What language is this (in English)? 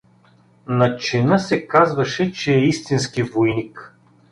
Bulgarian